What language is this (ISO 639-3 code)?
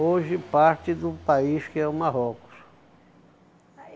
por